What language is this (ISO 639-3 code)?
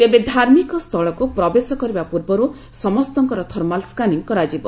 ori